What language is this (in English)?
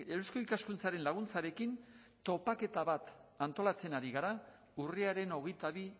Basque